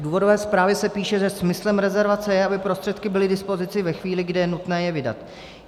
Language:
Czech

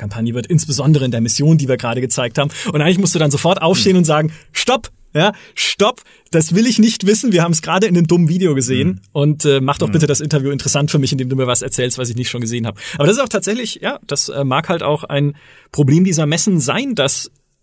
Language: German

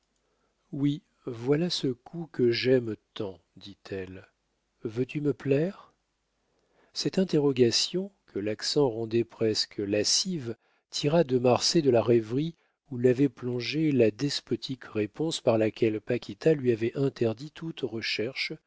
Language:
French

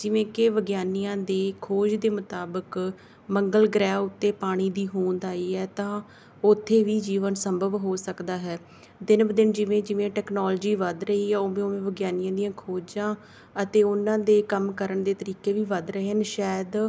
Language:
Punjabi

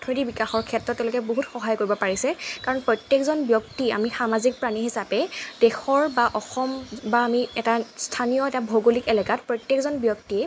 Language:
Assamese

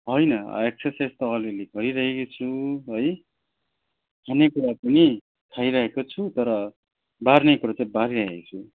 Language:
Nepali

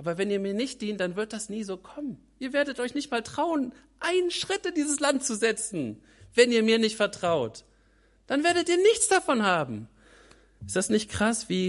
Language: German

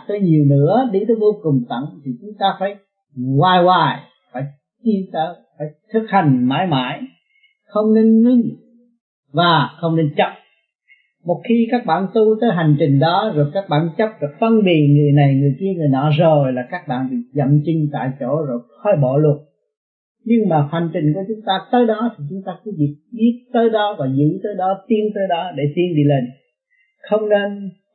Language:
Vietnamese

